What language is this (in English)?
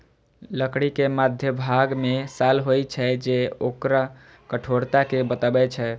Maithili